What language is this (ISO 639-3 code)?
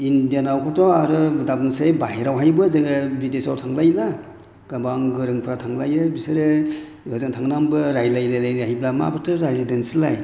brx